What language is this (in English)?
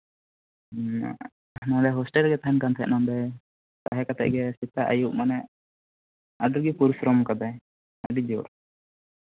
Santali